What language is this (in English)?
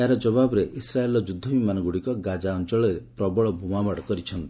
Odia